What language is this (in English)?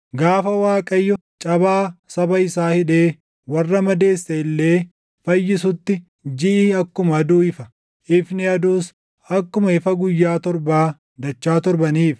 Oromo